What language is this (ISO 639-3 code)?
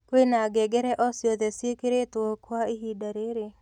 kik